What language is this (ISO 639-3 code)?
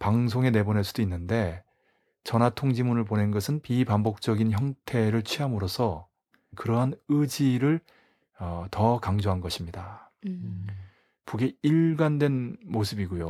kor